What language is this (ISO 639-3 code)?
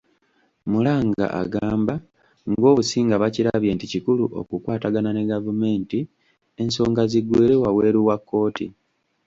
lug